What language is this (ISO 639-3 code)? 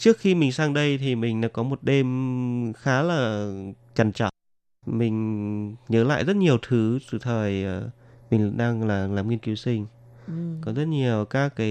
vie